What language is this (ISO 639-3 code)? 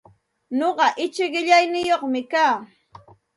qxt